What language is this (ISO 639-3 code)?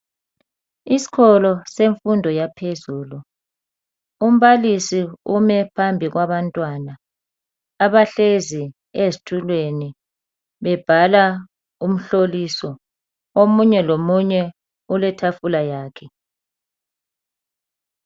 nde